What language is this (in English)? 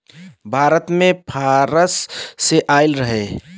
Bhojpuri